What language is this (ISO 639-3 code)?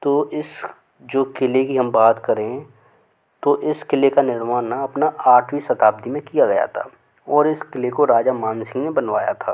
hin